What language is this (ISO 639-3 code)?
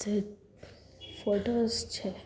guj